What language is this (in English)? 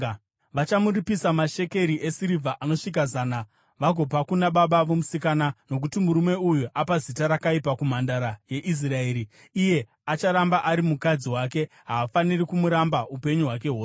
Shona